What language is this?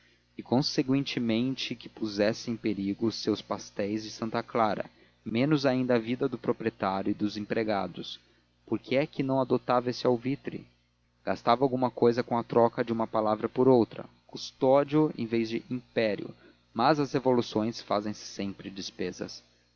Portuguese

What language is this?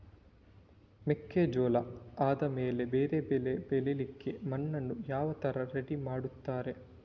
Kannada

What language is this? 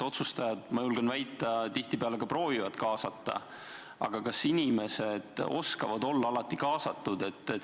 Estonian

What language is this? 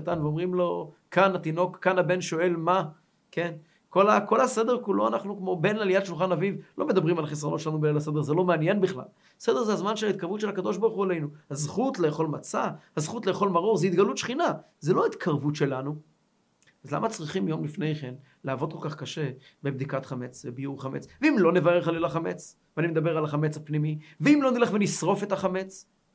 Hebrew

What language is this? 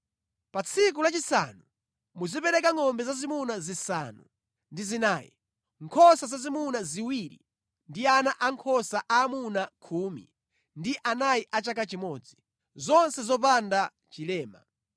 Nyanja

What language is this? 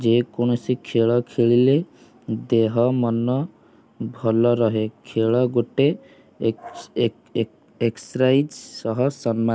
Odia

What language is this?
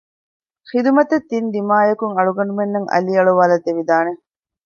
Divehi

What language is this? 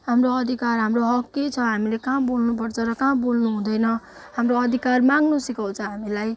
Nepali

